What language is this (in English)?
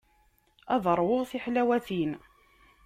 Kabyle